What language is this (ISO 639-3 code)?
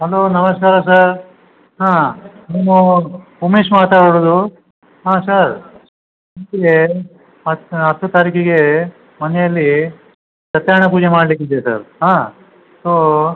kan